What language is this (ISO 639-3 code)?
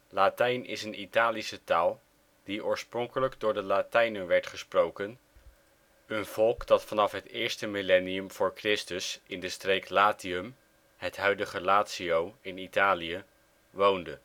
nld